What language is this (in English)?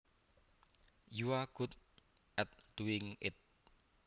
Javanese